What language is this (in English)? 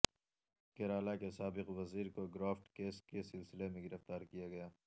Urdu